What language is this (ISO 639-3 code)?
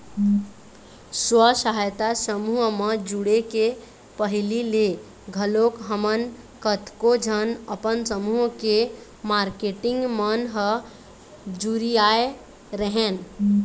hne